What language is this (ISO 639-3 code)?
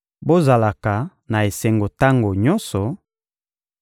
lin